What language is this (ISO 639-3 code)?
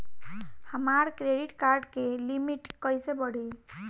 bho